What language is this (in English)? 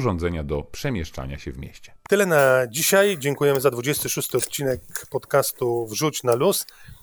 Polish